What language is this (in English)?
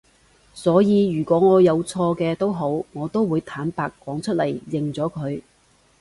Cantonese